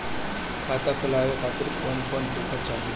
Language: Bhojpuri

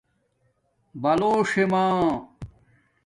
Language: Domaaki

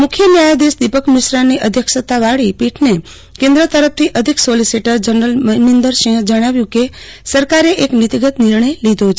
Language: Gujarati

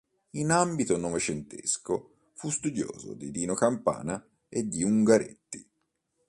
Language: Italian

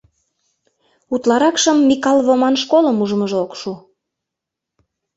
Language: Mari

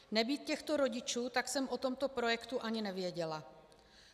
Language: Czech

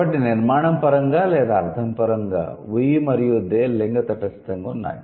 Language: Telugu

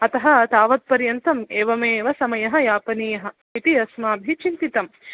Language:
Sanskrit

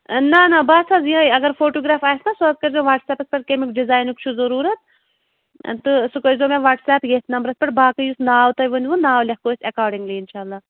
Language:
Kashmiri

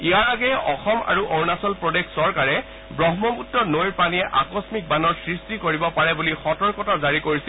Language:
Assamese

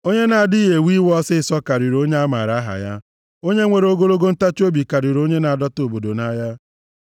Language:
Igbo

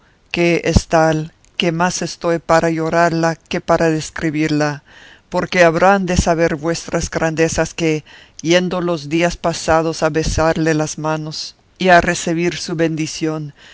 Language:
Spanish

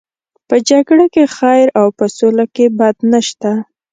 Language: Pashto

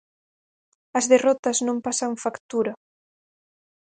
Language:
Galician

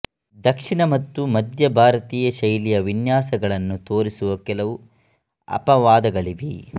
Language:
Kannada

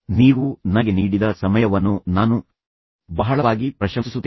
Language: Kannada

